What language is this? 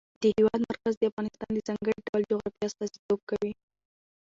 Pashto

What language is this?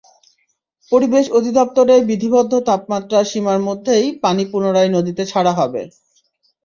Bangla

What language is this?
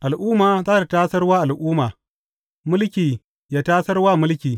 Hausa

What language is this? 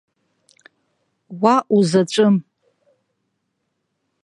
Abkhazian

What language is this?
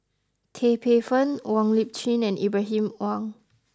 English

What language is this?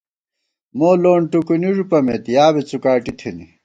Gawar-Bati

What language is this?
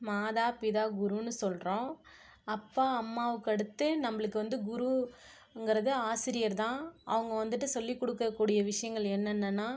Tamil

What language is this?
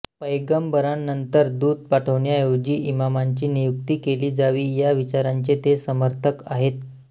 Marathi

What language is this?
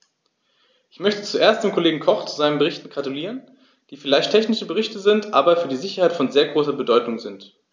German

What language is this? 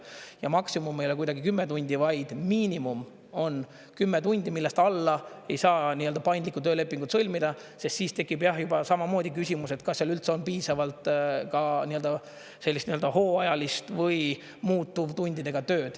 Estonian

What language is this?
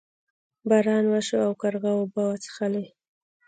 Pashto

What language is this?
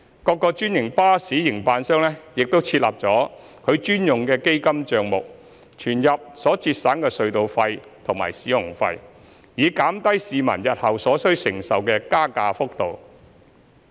Cantonese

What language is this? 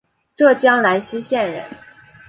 Chinese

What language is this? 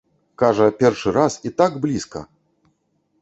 Belarusian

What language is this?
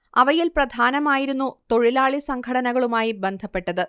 Malayalam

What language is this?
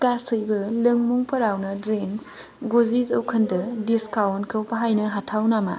Bodo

